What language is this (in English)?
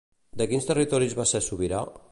Catalan